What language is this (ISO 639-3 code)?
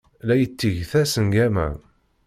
kab